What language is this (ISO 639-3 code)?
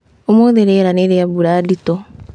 kik